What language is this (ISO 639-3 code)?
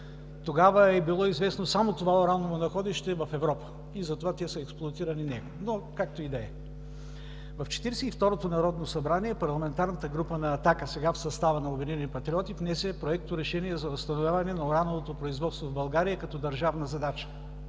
bul